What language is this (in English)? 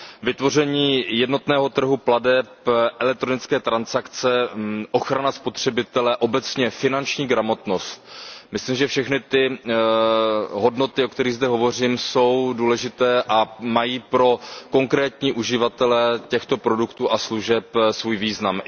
Czech